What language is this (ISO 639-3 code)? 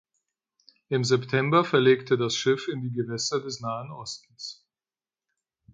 deu